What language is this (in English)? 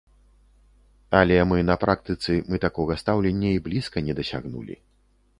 Belarusian